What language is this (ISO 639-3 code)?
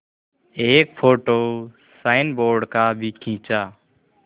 hin